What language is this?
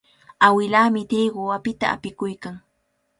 Cajatambo North Lima Quechua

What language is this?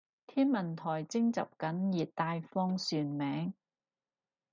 Cantonese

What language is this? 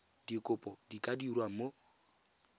Tswana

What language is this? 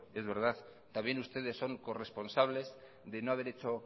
Spanish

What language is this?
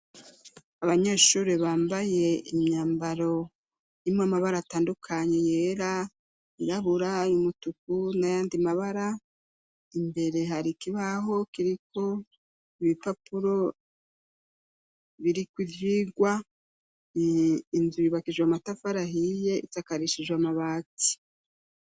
Rundi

